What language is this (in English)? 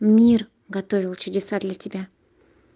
Russian